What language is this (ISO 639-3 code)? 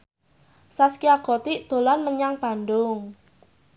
jav